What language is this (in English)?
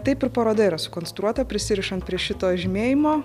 Lithuanian